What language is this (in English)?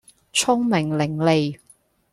Cantonese